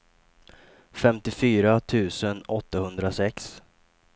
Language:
Swedish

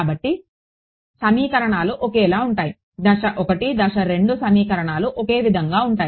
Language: Telugu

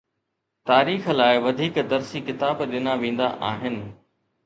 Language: Sindhi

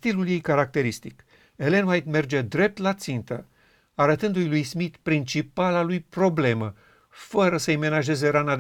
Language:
Romanian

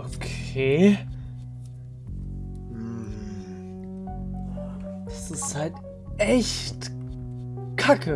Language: German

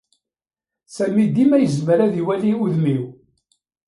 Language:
Kabyle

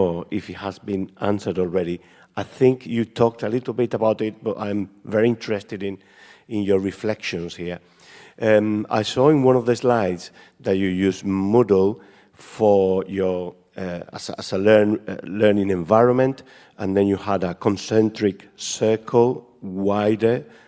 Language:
French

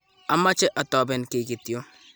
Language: Kalenjin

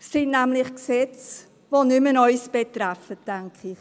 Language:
Swiss German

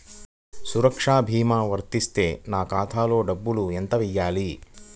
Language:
Telugu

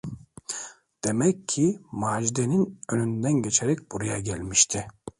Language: Turkish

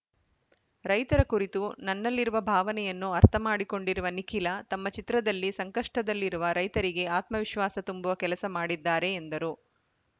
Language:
Kannada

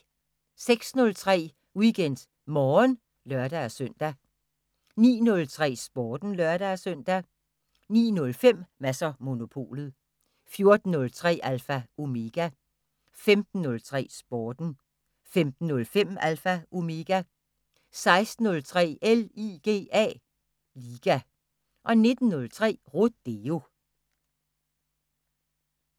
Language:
Danish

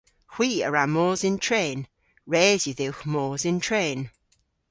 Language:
Cornish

